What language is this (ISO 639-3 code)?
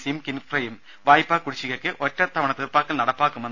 mal